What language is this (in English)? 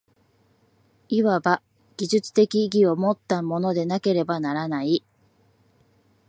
Japanese